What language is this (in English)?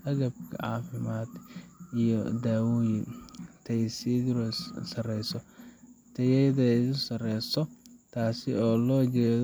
Somali